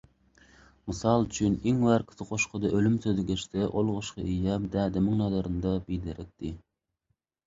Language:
Turkmen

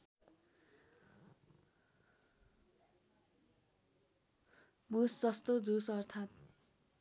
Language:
Nepali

